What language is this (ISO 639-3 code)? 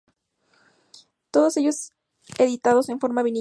spa